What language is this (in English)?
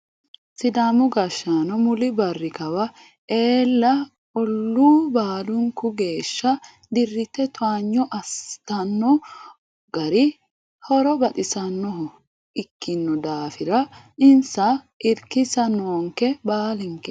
Sidamo